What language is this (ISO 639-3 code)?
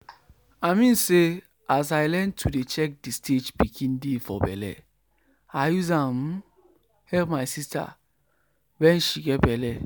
pcm